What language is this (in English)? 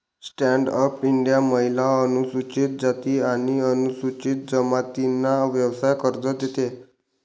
Marathi